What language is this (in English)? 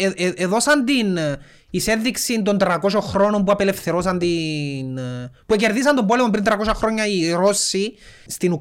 Greek